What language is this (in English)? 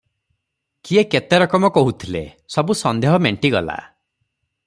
Odia